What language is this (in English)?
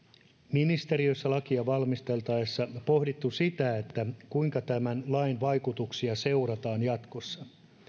Finnish